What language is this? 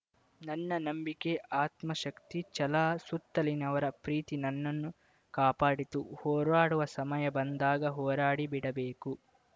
Kannada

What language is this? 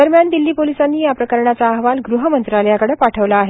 Marathi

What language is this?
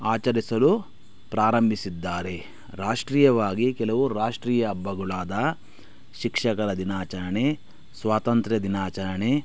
Kannada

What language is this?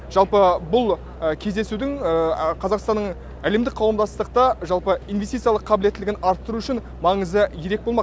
Kazakh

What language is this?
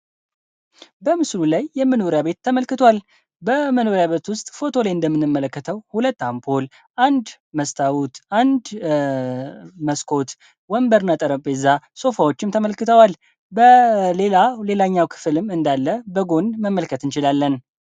Amharic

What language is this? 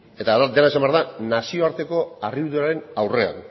Basque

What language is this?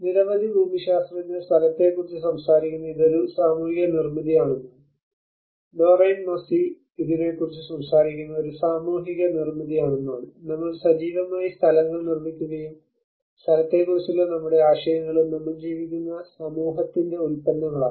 Malayalam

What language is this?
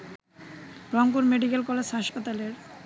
Bangla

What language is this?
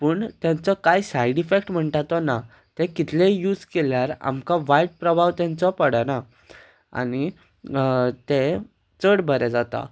Konkani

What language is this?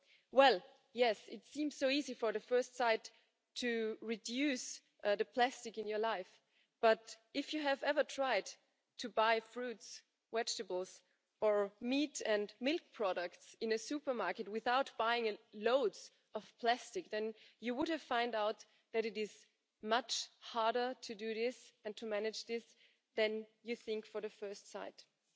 English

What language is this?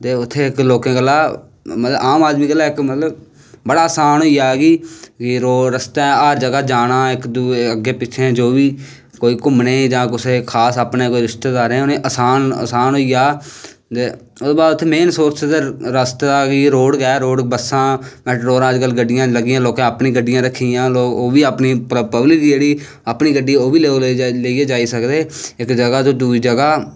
Dogri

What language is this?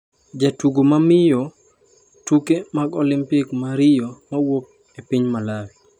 Luo (Kenya and Tanzania)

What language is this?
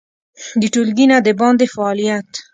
Pashto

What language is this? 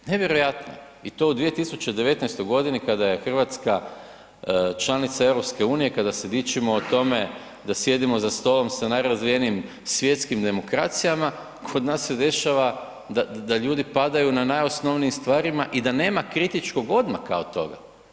Croatian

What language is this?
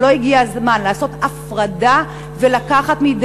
Hebrew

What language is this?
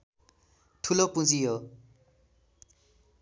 Nepali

